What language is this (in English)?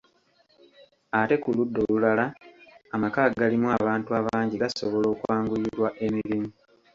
Ganda